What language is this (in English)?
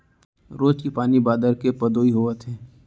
Chhattisgarhi